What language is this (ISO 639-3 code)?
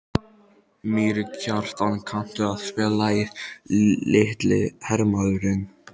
isl